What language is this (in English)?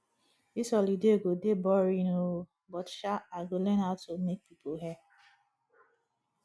Nigerian Pidgin